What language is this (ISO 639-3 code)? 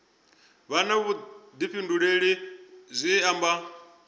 ven